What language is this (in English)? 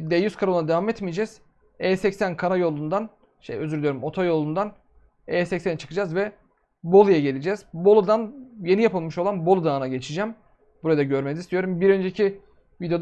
Turkish